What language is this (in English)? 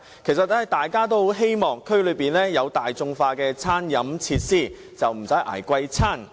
Cantonese